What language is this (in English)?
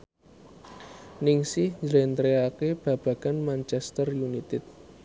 Javanese